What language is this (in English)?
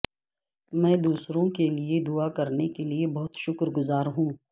Urdu